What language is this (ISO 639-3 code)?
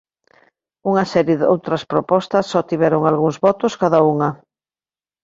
glg